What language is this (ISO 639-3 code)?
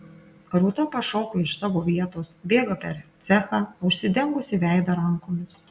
lit